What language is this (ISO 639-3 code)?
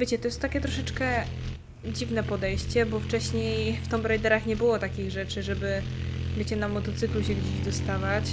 pol